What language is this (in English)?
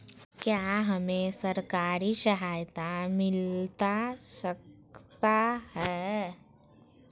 Magahi